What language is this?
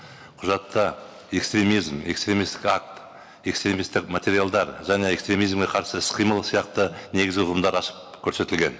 Kazakh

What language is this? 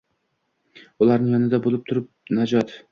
Uzbek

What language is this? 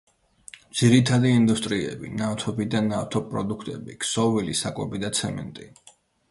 Georgian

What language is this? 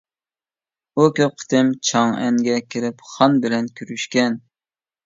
Uyghur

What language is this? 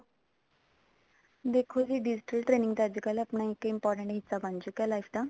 Punjabi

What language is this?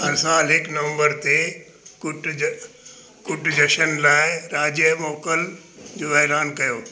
Sindhi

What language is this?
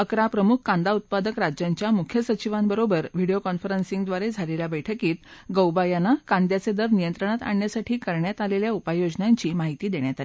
Marathi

